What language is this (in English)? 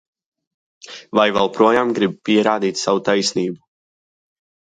Latvian